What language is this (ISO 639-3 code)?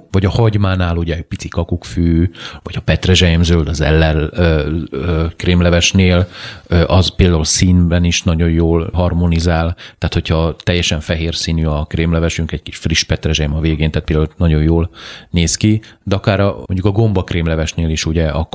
hun